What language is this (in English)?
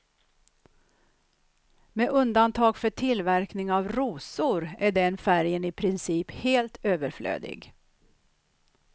Swedish